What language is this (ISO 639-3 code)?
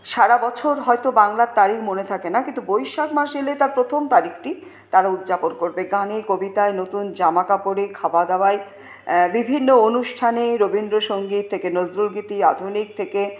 ben